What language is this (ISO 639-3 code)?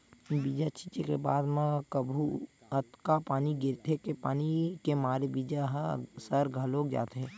hne